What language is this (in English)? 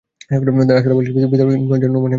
Bangla